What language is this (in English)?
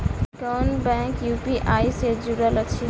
Maithili